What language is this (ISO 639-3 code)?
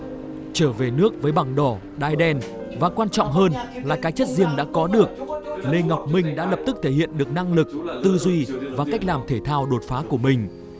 vie